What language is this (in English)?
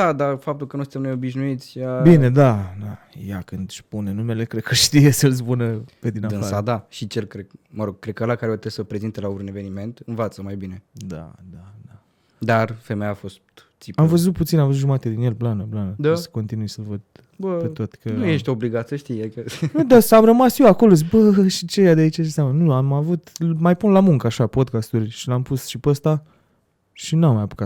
Romanian